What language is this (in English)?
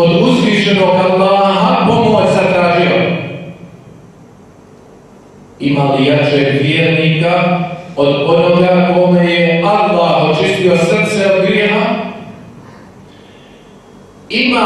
Romanian